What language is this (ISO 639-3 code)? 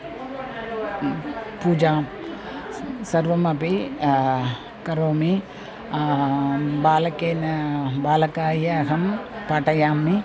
san